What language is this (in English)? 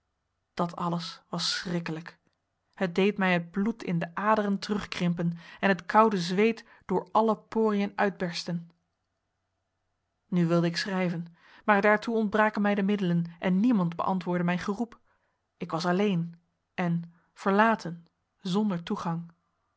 Dutch